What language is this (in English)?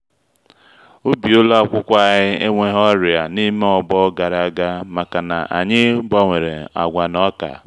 Igbo